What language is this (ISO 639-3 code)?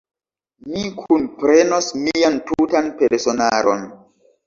epo